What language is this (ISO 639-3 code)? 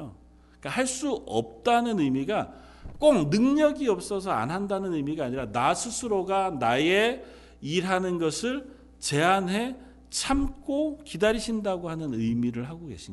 kor